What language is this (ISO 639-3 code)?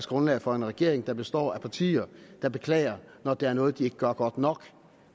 dan